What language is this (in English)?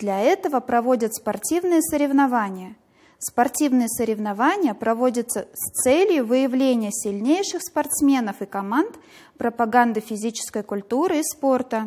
Russian